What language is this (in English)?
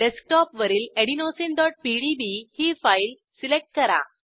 Marathi